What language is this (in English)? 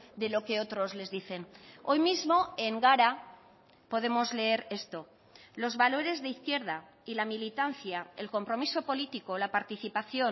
Spanish